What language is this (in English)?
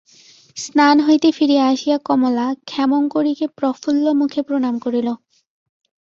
Bangla